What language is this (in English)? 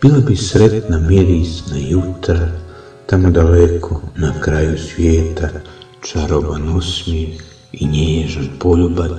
Croatian